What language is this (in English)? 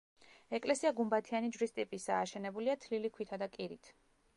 Georgian